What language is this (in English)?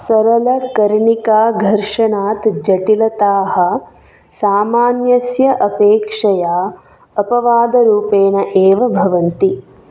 Sanskrit